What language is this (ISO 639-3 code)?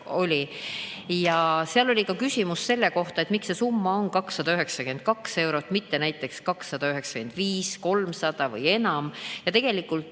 est